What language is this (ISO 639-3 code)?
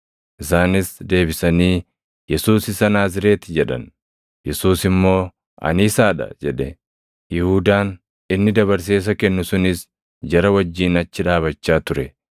orm